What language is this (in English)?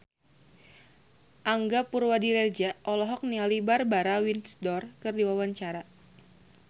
Sundanese